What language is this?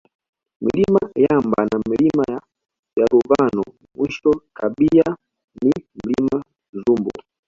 Swahili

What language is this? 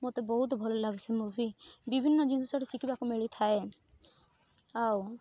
Odia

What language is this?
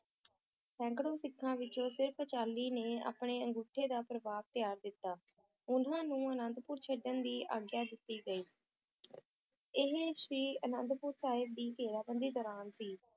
Punjabi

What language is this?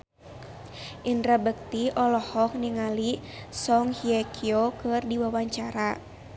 Sundanese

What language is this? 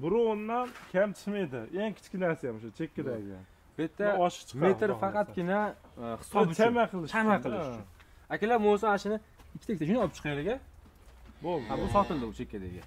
Turkish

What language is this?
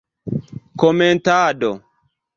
Esperanto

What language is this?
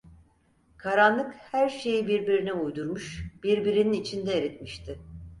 Turkish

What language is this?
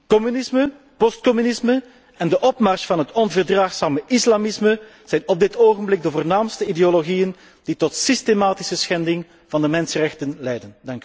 Dutch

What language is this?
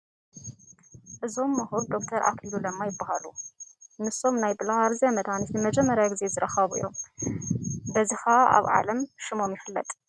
Tigrinya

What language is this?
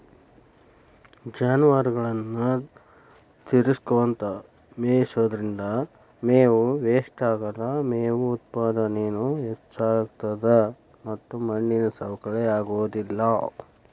Kannada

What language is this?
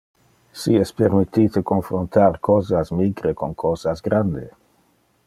Interlingua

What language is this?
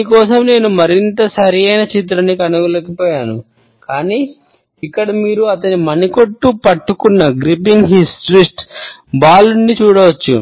Telugu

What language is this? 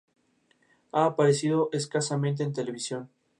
Spanish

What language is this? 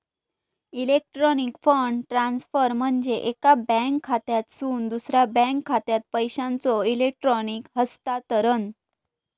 Marathi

